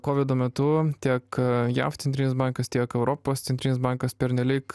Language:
Lithuanian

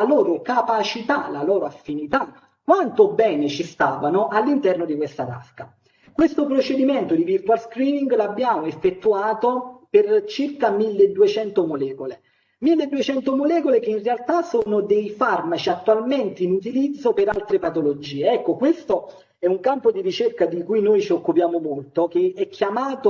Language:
Italian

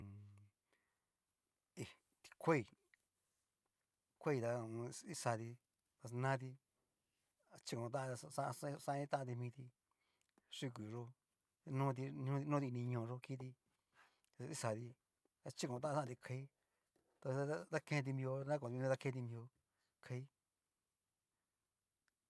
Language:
Cacaloxtepec Mixtec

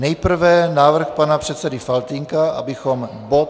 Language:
Czech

